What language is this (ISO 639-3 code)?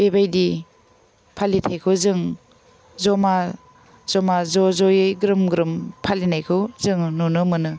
brx